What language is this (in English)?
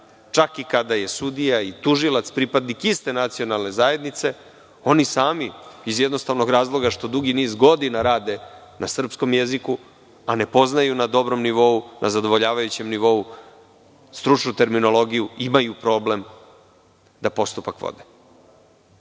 Serbian